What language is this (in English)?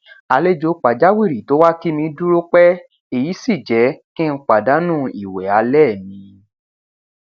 Yoruba